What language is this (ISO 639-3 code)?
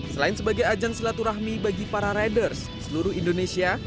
ind